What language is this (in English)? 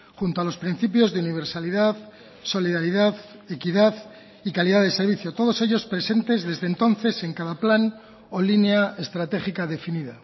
Spanish